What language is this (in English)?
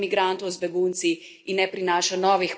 Slovenian